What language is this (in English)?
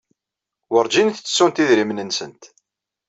Kabyle